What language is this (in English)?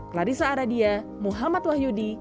Indonesian